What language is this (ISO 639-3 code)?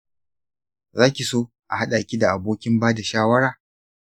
hau